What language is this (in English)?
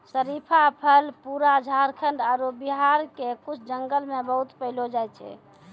Maithili